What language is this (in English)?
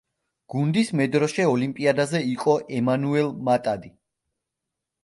Georgian